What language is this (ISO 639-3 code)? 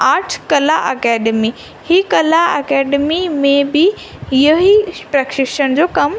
snd